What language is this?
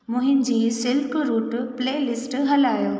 Sindhi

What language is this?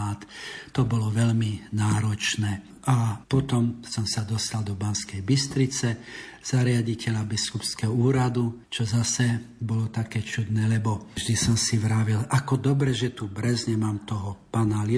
Slovak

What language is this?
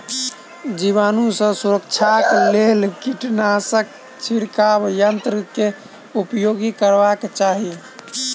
Maithili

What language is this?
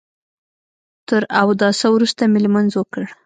Pashto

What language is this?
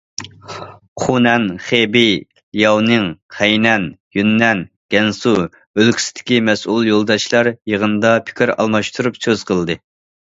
Uyghur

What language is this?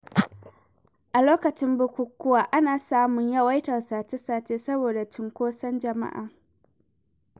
Hausa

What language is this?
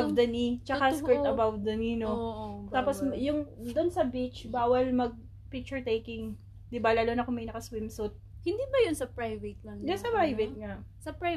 Filipino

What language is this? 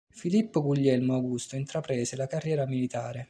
Italian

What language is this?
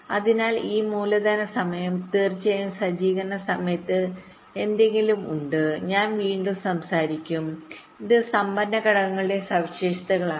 Malayalam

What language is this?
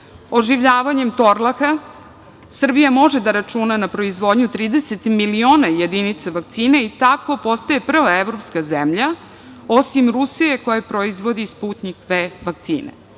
Serbian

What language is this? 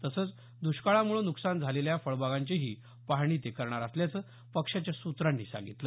Marathi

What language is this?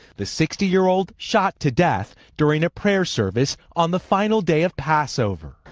English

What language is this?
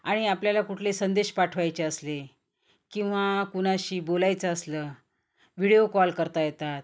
Marathi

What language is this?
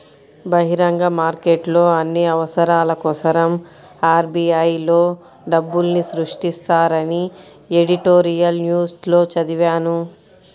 Telugu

